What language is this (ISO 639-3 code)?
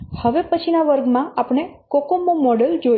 guj